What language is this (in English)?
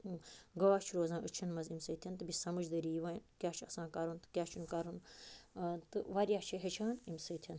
Kashmiri